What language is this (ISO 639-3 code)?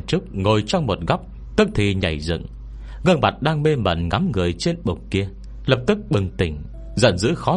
vie